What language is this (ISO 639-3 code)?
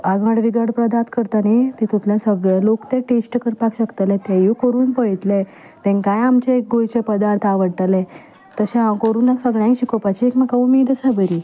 kok